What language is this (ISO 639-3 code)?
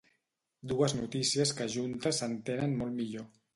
cat